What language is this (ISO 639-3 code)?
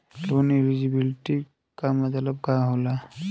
bho